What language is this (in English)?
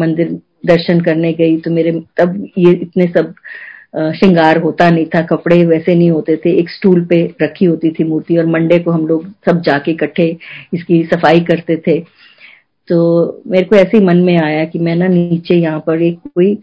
Hindi